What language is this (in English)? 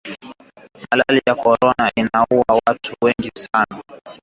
Swahili